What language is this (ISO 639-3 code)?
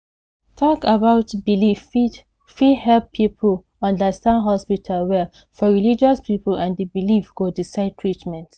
pcm